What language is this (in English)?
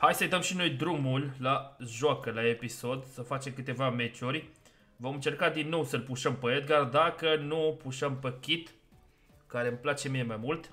Romanian